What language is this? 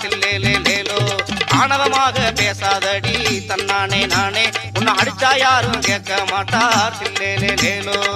Tamil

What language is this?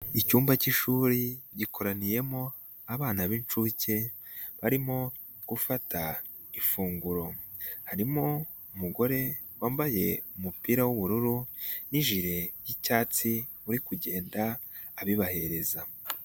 Kinyarwanda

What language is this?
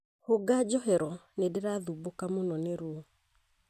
Kikuyu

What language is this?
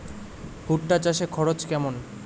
Bangla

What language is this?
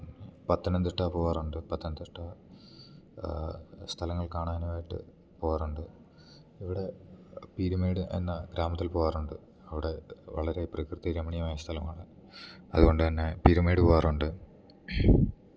Malayalam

